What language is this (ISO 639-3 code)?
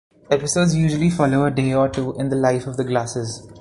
eng